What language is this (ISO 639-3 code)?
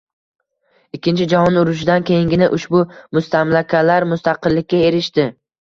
uzb